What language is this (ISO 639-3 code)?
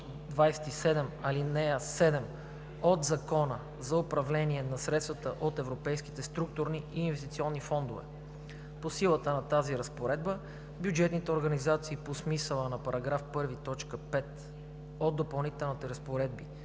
bul